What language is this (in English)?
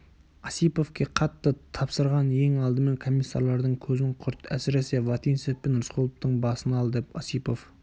Kazakh